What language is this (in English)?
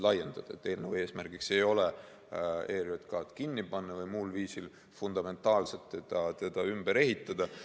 Estonian